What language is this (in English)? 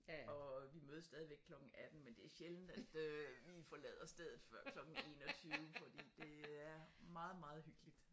Danish